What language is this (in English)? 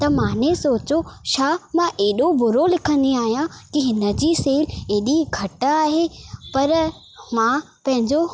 Sindhi